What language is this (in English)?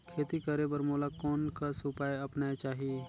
Chhattisgarhi